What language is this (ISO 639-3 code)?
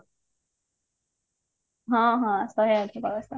ori